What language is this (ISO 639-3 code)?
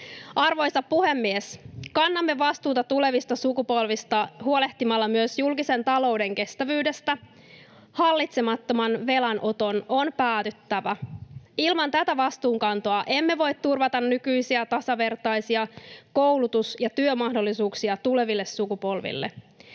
fin